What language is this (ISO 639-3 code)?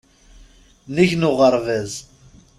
kab